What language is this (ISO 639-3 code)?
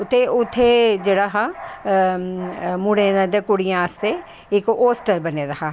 doi